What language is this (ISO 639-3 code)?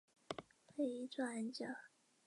zho